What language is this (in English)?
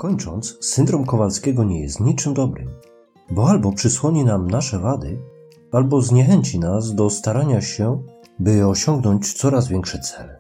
Polish